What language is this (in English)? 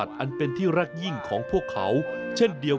Thai